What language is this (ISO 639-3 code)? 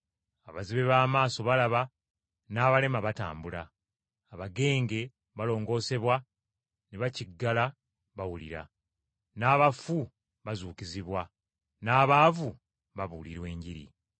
lug